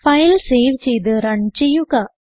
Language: Malayalam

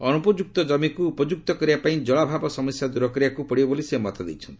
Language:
Odia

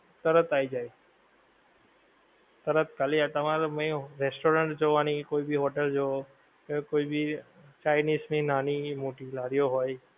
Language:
Gujarati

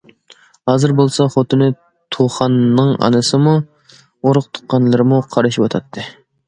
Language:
Uyghur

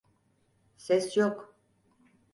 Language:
Turkish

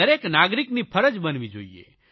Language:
Gujarati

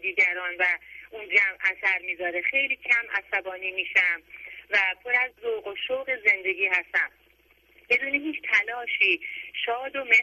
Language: Persian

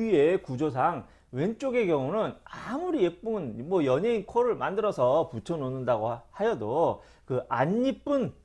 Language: Korean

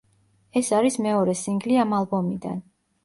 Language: Georgian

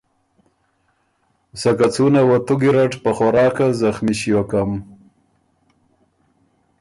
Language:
Ormuri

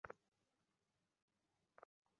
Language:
Bangla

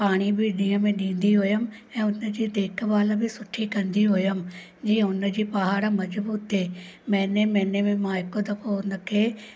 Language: Sindhi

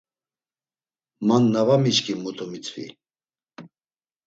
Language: Laz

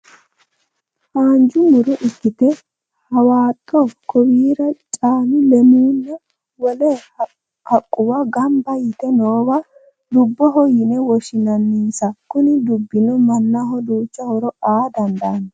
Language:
Sidamo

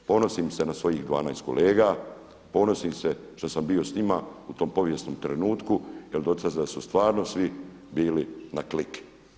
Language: Croatian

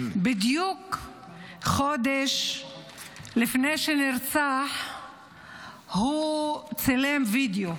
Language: Hebrew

